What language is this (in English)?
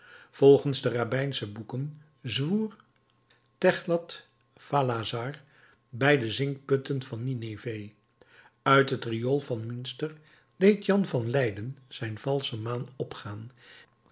Dutch